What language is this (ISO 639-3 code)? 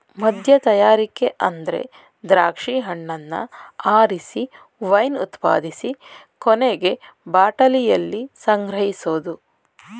kan